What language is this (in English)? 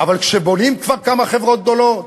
Hebrew